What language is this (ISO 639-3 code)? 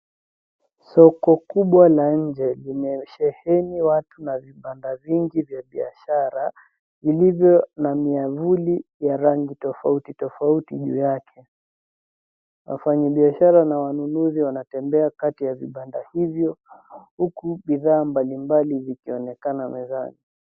swa